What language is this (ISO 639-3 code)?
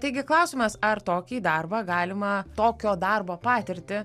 lit